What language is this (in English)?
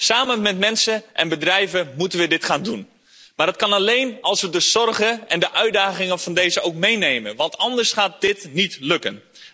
Dutch